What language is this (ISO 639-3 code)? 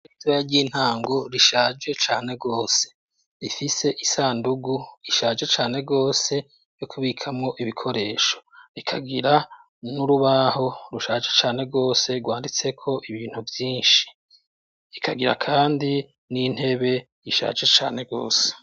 run